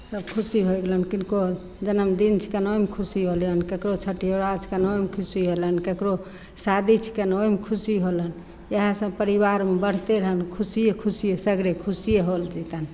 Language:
Maithili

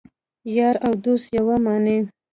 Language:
Pashto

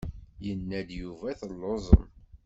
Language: Kabyle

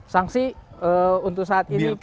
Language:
Indonesian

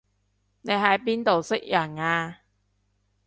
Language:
Cantonese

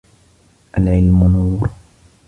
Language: Arabic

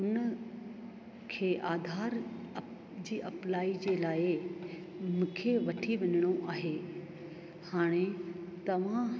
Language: Sindhi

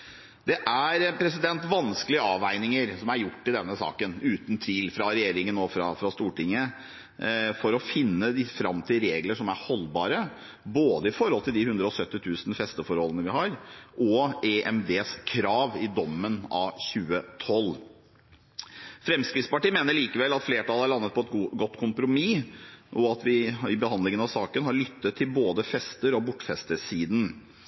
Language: Norwegian Bokmål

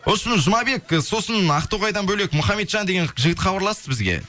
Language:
Kazakh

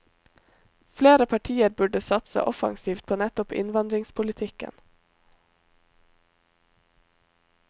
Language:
Norwegian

